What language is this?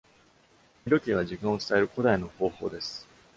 Japanese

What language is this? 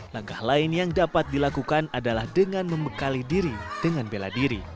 Indonesian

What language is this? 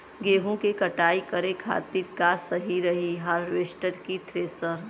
Bhojpuri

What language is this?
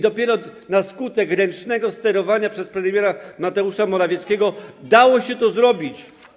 Polish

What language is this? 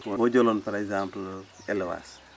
Wolof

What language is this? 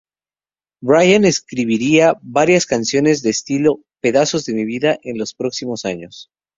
Spanish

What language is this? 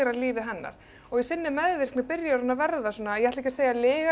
Icelandic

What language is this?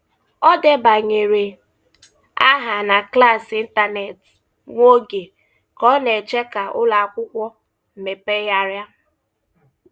Igbo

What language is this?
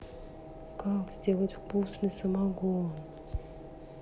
Russian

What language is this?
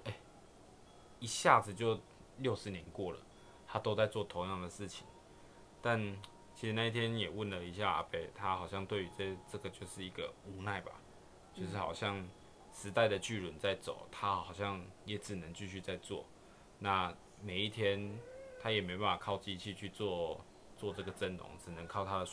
Chinese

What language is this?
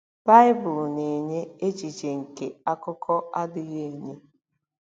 Igbo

